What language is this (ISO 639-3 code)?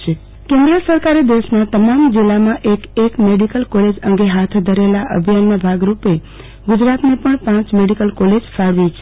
guj